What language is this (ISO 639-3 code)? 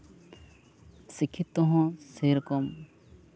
sat